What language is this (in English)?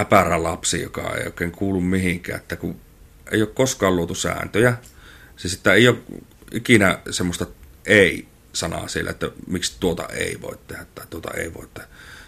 Finnish